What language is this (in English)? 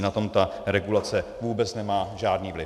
Czech